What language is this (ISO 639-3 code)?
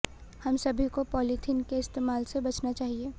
hin